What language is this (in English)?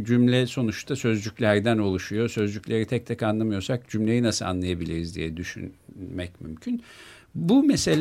Turkish